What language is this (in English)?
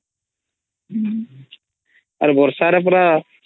Odia